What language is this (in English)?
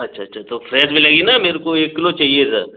Hindi